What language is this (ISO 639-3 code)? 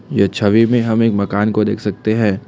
hin